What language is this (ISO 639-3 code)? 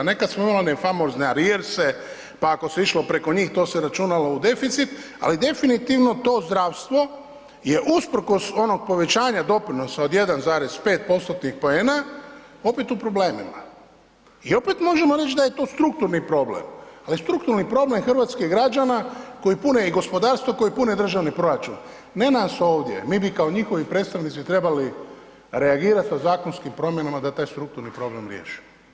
hrv